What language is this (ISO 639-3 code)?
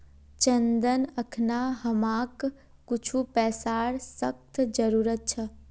mag